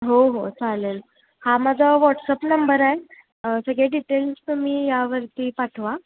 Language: Marathi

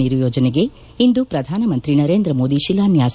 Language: Kannada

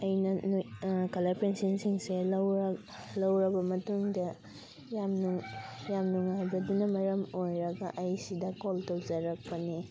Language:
Manipuri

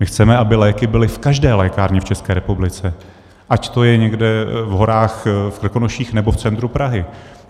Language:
Czech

